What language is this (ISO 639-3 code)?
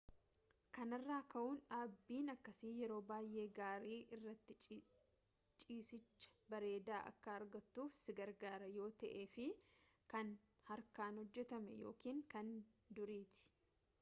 orm